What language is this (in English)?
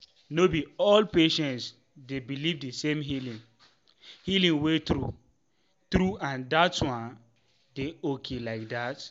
Nigerian Pidgin